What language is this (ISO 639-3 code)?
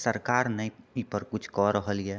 mai